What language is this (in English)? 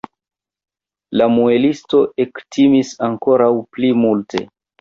Esperanto